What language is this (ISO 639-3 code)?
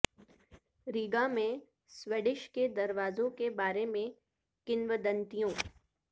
urd